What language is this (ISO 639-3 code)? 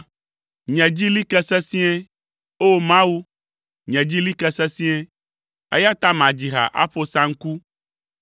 ewe